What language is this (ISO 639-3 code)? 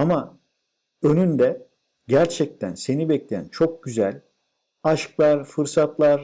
tur